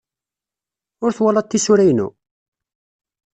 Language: Kabyle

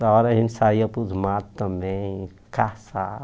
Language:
Portuguese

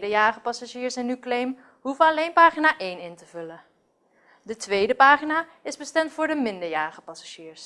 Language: Dutch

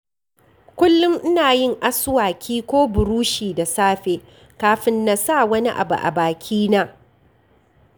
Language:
Hausa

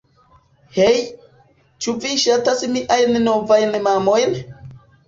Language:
Esperanto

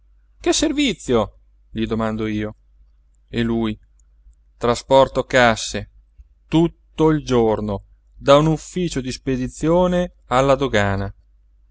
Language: Italian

